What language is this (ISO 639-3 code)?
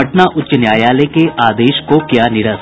hin